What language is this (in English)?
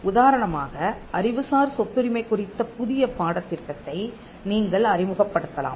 Tamil